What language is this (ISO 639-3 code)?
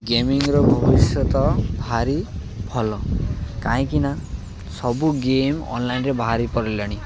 ori